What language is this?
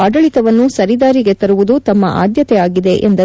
Kannada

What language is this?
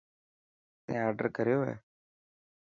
Dhatki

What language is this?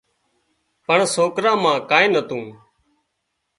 Wadiyara Koli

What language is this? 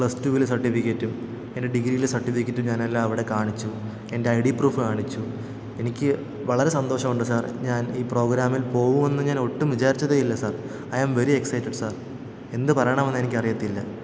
Malayalam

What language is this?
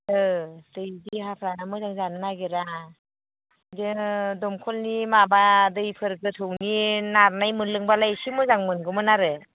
Bodo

